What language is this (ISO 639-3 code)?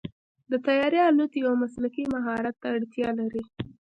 pus